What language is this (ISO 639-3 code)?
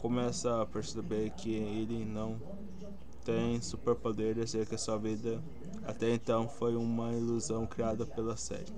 por